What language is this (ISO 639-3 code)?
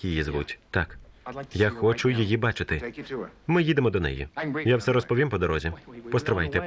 ukr